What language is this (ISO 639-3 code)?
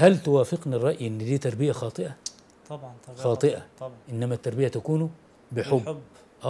ara